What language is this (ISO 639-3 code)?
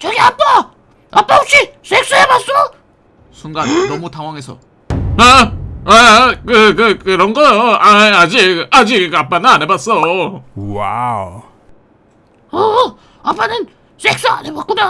kor